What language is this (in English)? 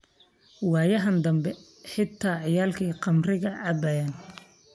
Somali